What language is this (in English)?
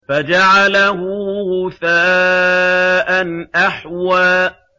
Arabic